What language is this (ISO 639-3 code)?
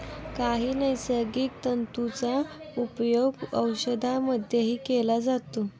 mar